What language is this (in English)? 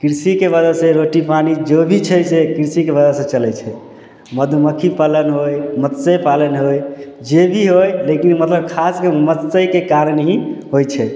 Maithili